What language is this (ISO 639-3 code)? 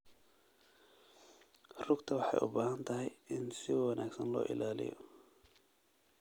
som